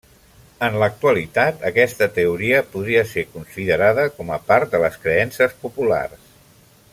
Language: Catalan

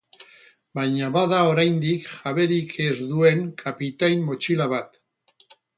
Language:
Basque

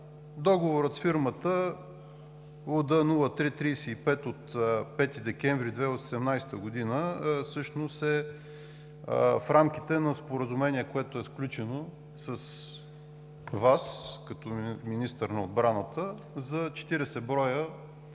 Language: Bulgarian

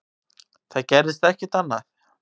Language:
Icelandic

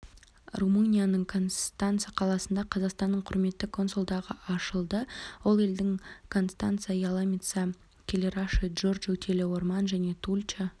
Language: Kazakh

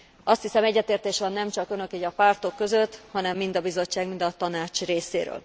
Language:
Hungarian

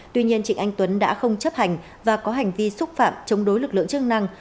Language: Vietnamese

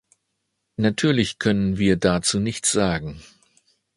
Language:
German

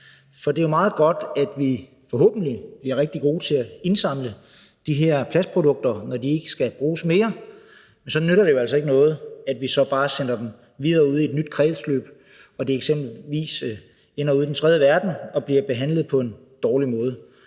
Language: Danish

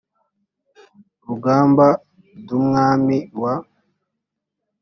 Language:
Kinyarwanda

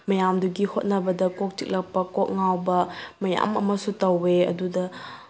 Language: Manipuri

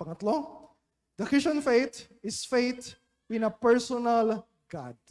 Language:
Filipino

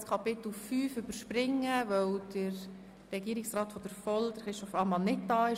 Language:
Swiss German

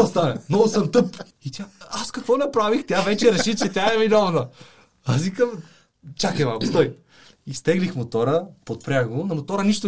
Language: Bulgarian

